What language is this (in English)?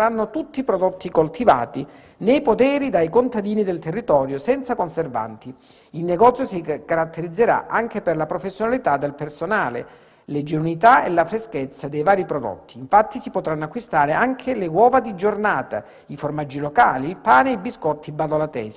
Italian